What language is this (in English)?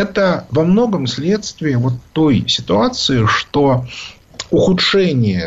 Russian